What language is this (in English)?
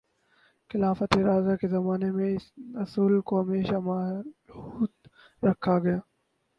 Urdu